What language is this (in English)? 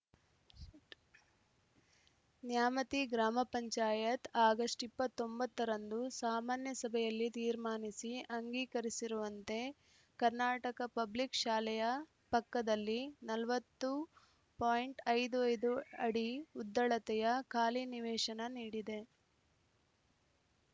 Kannada